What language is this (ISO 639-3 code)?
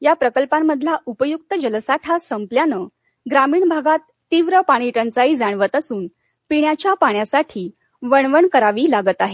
mar